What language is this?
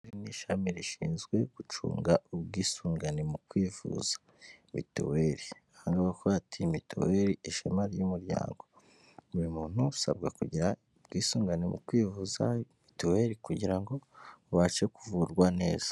Kinyarwanda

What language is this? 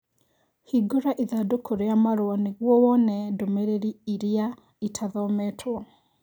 Kikuyu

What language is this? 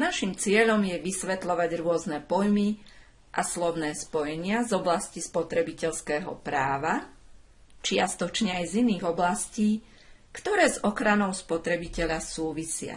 Slovak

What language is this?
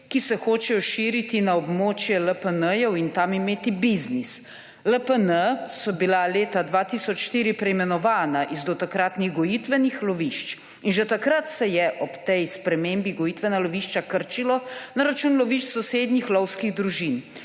Slovenian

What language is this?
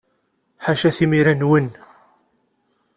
Kabyle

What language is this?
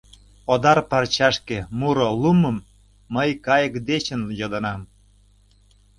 Mari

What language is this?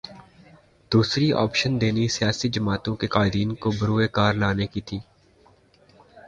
Urdu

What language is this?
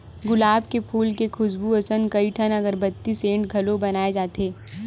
Chhattisgarhi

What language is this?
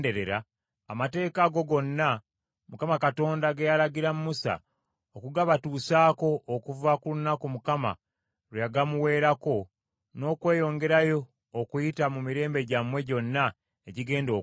Ganda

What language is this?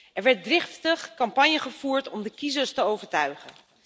Dutch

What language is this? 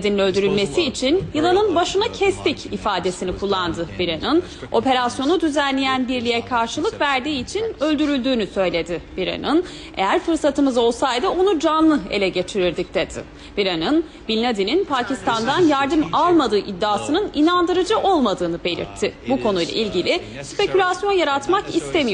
Turkish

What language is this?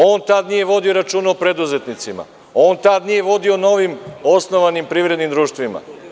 Serbian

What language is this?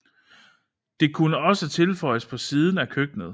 Danish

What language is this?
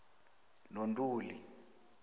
South Ndebele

